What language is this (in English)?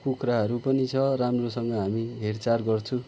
Nepali